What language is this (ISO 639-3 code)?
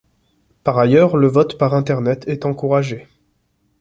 fra